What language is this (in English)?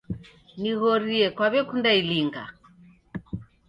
Taita